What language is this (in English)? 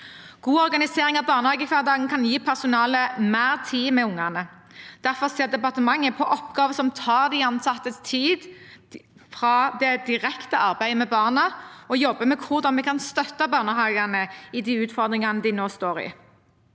Norwegian